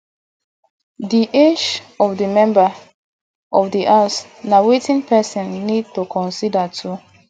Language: Nigerian Pidgin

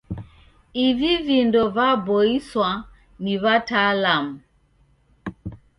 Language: Taita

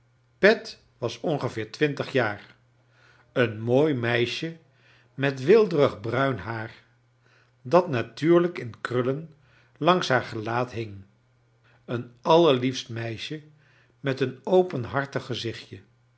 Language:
Dutch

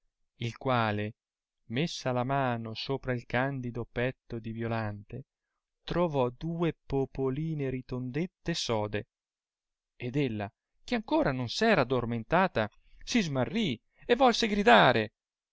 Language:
Italian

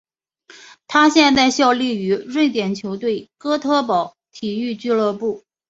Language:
Chinese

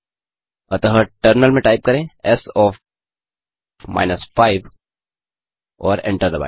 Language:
Hindi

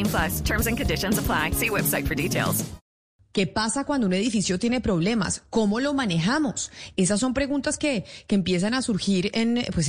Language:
Spanish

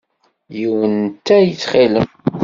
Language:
Kabyle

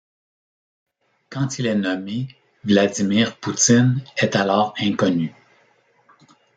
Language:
French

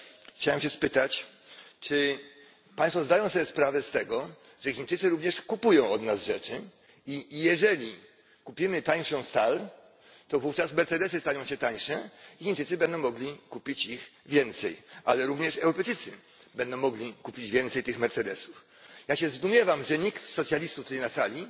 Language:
Polish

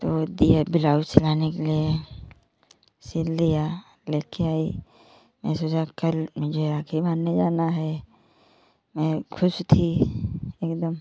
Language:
Hindi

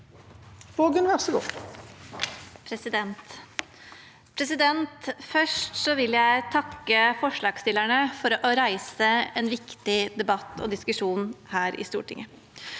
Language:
Norwegian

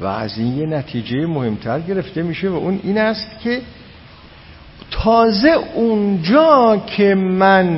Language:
Persian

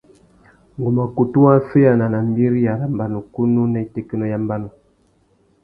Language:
Tuki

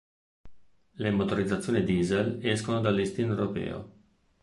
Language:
Italian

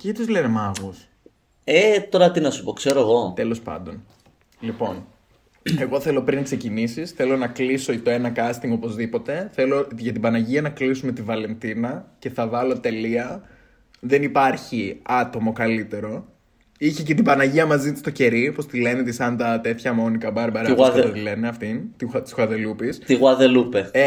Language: Greek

